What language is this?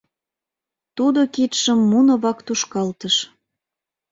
Mari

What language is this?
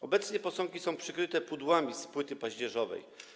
Polish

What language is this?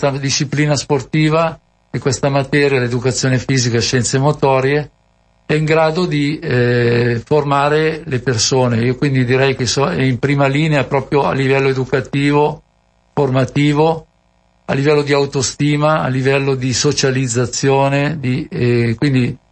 Italian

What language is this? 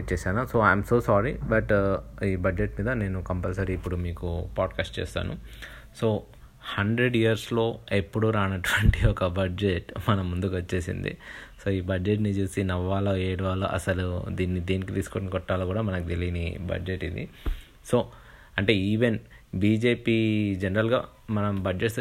Telugu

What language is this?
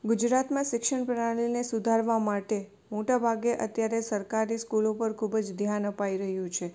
Gujarati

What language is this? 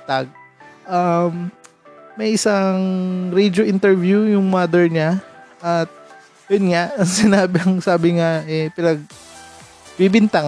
Filipino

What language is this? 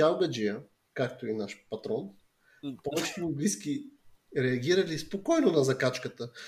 Bulgarian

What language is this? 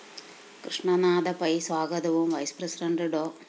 Malayalam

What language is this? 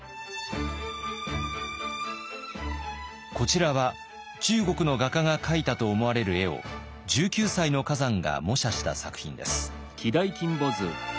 Japanese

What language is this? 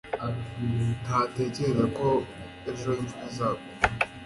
Kinyarwanda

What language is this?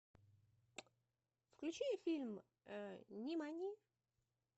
Russian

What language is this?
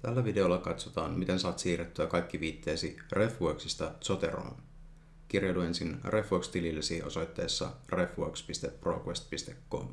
Finnish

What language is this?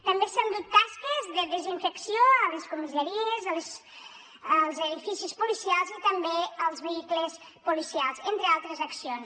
Catalan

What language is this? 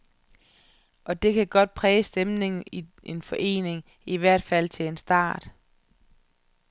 Danish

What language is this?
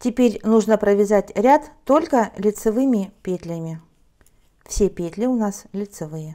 Russian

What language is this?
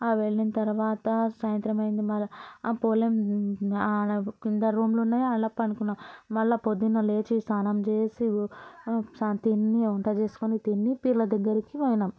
Telugu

